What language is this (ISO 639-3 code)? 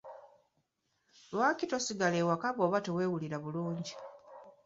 lug